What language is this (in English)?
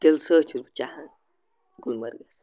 Kashmiri